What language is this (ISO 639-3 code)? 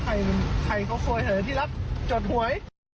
tha